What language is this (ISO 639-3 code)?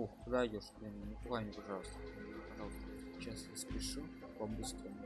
rus